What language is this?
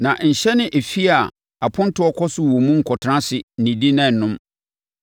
Akan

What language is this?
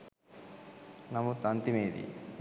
Sinhala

